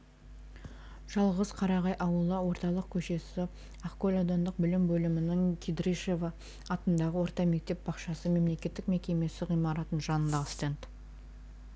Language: Kazakh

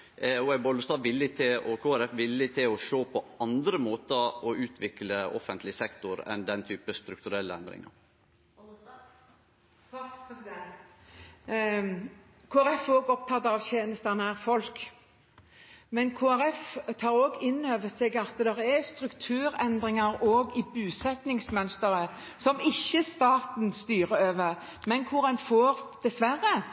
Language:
Norwegian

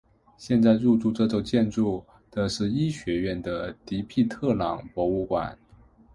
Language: Chinese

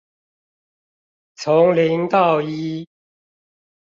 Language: Chinese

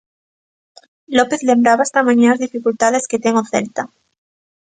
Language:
Galician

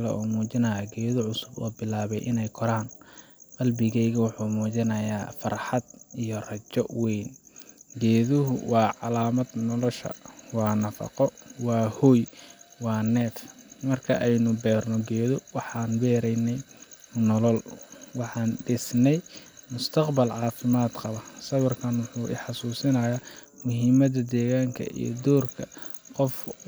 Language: Somali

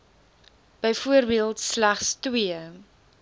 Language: Afrikaans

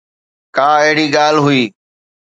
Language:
Sindhi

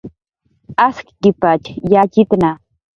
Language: Jaqaru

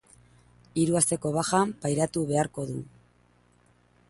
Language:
Basque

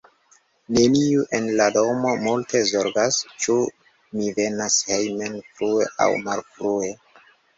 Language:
Esperanto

